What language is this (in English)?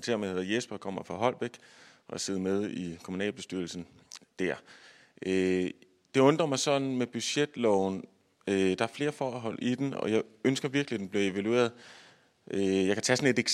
Danish